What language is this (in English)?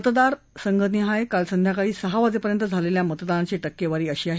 Marathi